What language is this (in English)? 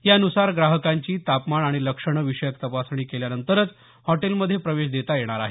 Marathi